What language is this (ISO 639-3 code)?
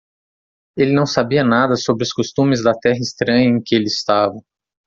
por